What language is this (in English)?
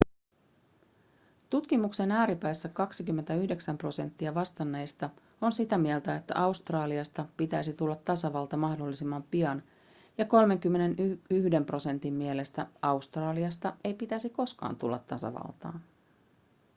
Finnish